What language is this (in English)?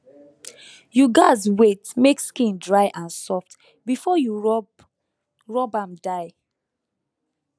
Nigerian Pidgin